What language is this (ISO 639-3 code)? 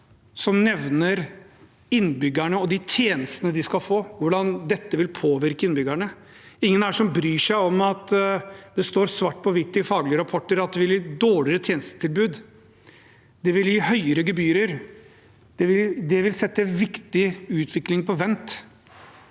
nor